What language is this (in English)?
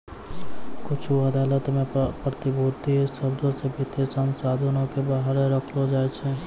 Maithili